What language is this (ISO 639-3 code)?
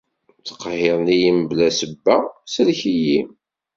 kab